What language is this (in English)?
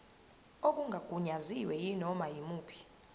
Zulu